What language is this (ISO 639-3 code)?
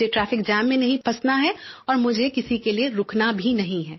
hin